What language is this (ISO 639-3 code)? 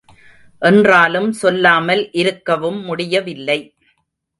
tam